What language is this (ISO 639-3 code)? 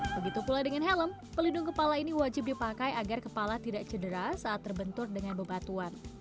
ind